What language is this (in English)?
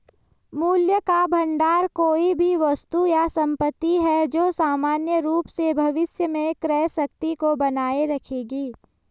Hindi